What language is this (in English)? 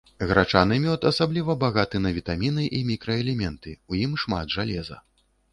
Belarusian